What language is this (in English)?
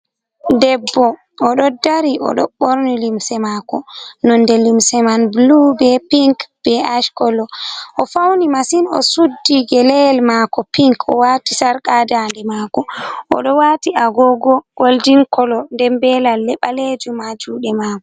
Fula